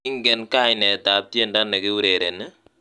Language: Kalenjin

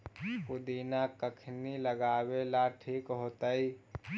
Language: Magahi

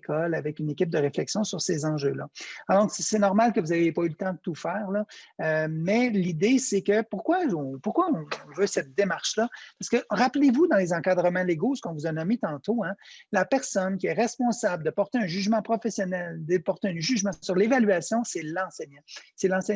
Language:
French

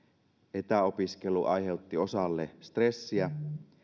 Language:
Finnish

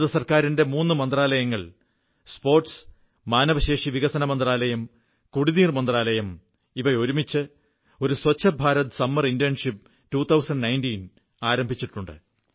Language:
Malayalam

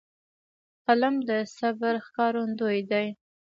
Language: Pashto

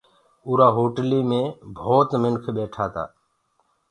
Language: Gurgula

